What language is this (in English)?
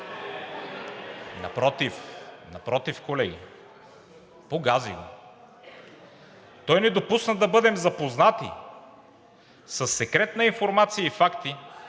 Bulgarian